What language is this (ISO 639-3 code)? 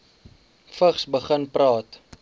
afr